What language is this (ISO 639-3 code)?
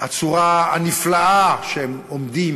heb